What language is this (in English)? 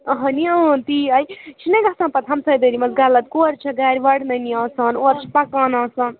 Kashmiri